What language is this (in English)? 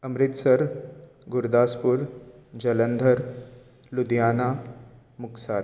Konkani